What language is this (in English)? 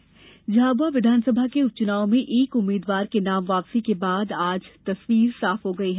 Hindi